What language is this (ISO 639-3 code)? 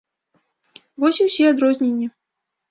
bel